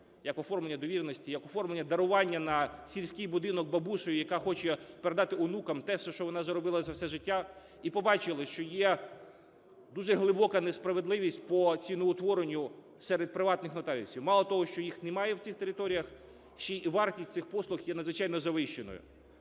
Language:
Ukrainian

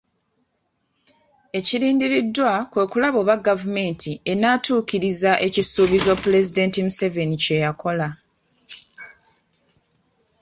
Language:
Ganda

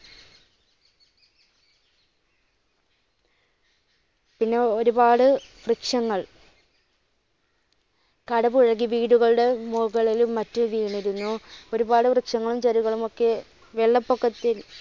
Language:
Malayalam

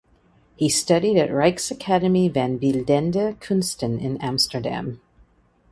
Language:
English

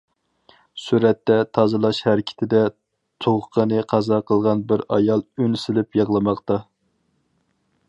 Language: Uyghur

